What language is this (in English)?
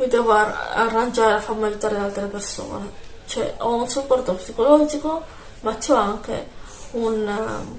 Italian